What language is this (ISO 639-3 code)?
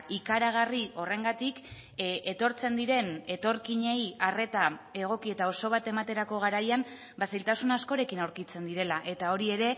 eus